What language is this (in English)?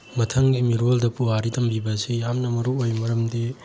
Manipuri